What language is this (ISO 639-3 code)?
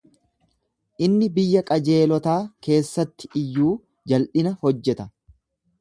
orm